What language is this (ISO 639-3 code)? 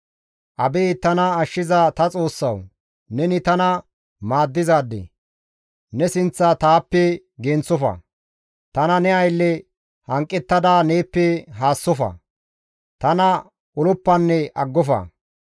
gmv